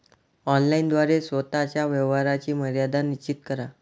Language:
Marathi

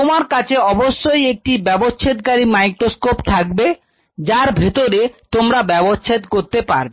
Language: Bangla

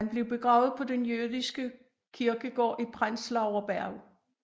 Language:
Danish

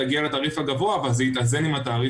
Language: Hebrew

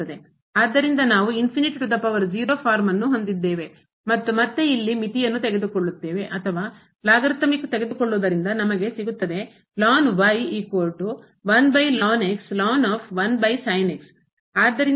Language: Kannada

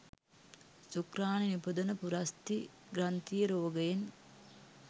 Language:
Sinhala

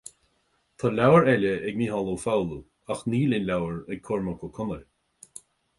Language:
Irish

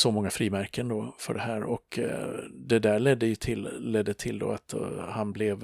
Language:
Swedish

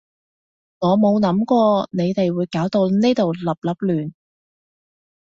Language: Cantonese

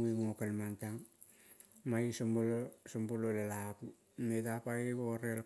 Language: Kol (Papua New Guinea)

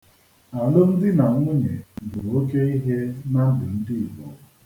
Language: Igbo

